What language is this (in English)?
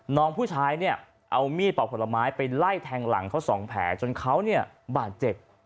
Thai